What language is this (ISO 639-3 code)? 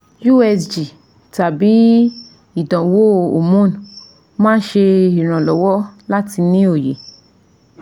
yor